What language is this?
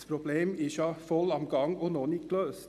Swiss German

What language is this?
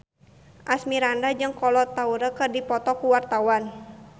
Sundanese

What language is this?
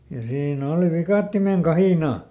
Finnish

